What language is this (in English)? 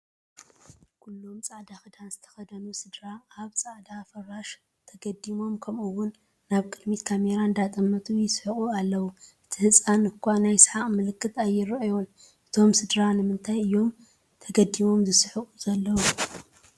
Tigrinya